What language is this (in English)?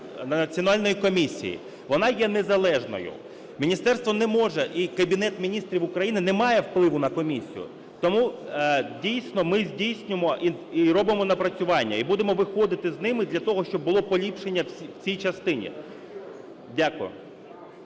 Ukrainian